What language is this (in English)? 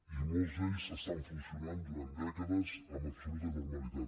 Catalan